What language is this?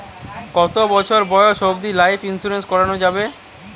Bangla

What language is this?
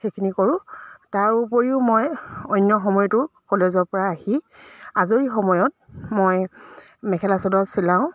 Assamese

